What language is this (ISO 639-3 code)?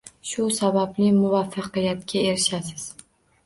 uzb